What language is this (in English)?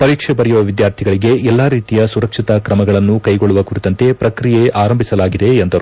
Kannada